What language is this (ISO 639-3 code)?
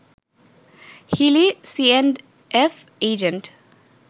ben